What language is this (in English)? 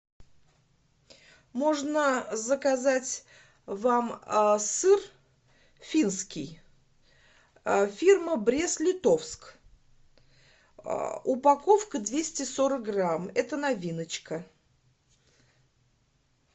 Russian